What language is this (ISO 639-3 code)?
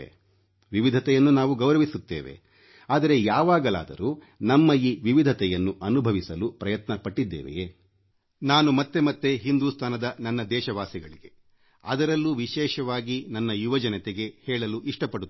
kan